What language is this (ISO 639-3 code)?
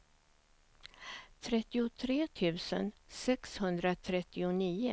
swe